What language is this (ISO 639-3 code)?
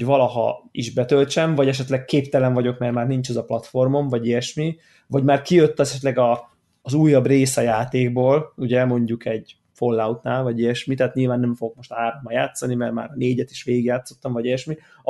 hun